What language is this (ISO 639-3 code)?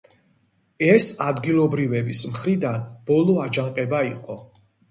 kat